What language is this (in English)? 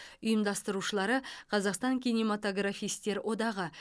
Kazakh